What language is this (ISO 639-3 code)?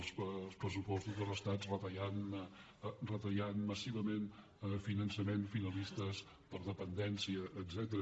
cat